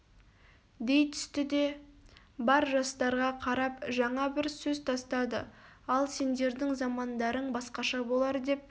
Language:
Kazakh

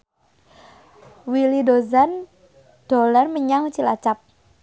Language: Javanese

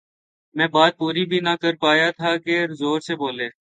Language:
Urdu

